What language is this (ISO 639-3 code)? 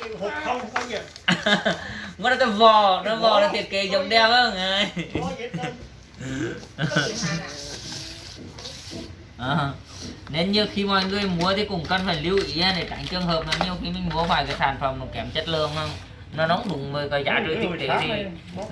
vie